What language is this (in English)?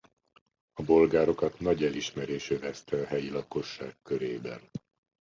Hungarian